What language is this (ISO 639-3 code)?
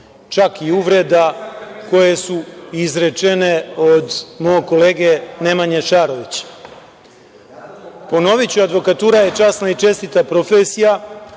srp